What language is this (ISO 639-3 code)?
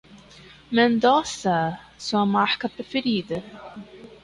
por